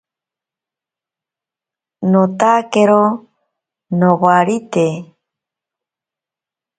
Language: Ashéninka Perené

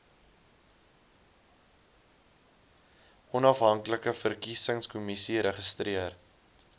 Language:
Afrikaans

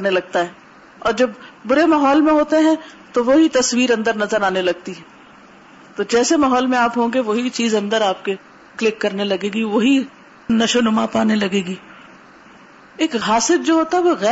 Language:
Urdu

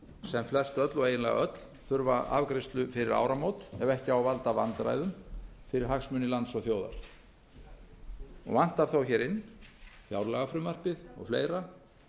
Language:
Icelandic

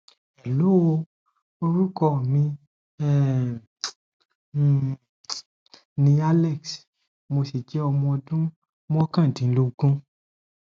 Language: Yoruba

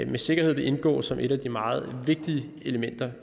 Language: Danish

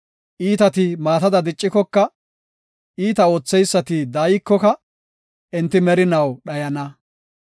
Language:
Gofa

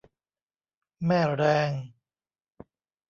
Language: Thai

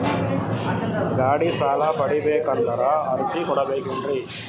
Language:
Kannada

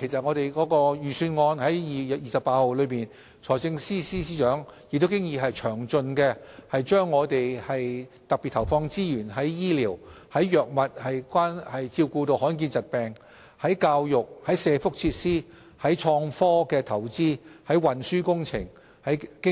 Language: Cantonese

